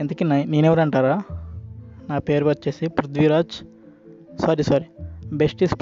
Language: Telugu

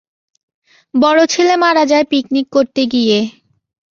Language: Bangla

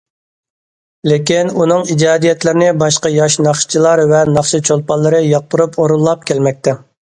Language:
Uyghur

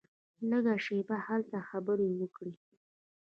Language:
Pashto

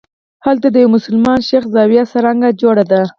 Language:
Pashto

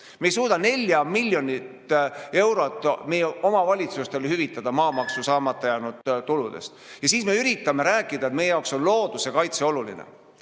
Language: Estonian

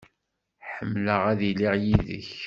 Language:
Kabyle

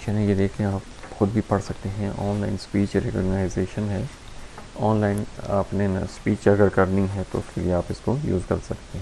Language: Urdu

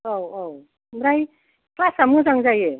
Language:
Bodo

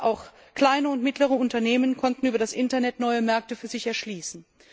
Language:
German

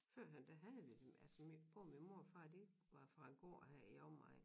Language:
Danish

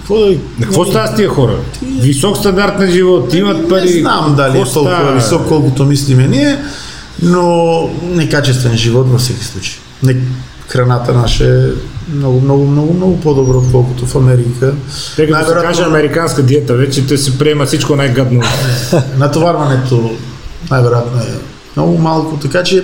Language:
Bulgarian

